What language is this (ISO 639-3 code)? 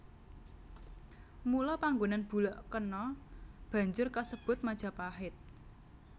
jav